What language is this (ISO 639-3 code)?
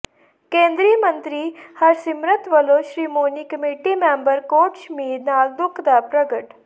pan